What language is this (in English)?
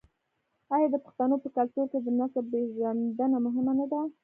Pashto